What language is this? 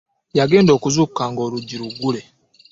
Ganda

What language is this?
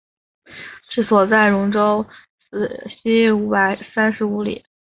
Chinese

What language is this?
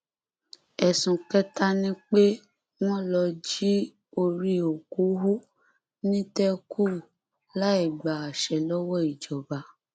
Yoruba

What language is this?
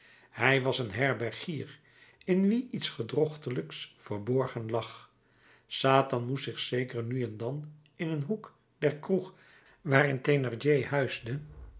Dutch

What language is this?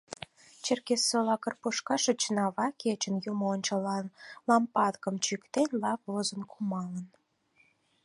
Mari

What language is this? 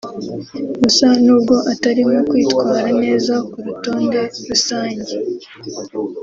Kinyarwanda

